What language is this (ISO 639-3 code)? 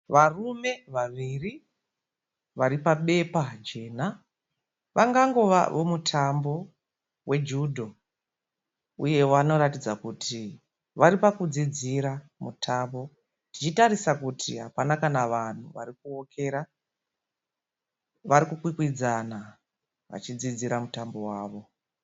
sna